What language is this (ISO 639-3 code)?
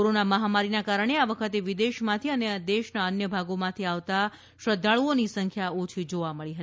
guj